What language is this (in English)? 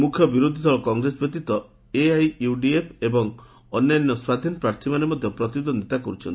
Odia